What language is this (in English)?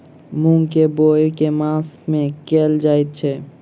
Maithili